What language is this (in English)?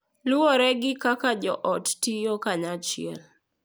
Luo (Kenya and Tanzania)